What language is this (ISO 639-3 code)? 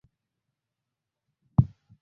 swa